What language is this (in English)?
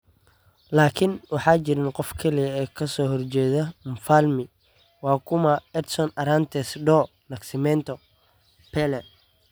Somali